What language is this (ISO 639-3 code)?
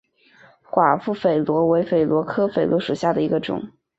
zho